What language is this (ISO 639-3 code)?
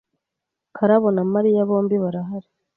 kin